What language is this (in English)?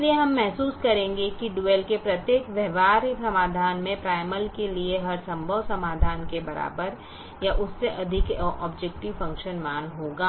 Hindi